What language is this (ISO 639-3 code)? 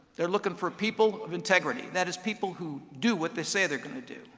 eng